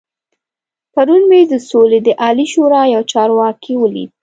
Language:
Pashto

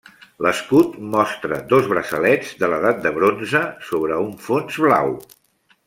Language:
Catalan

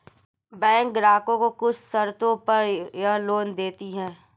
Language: Hindi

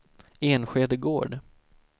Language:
Swedish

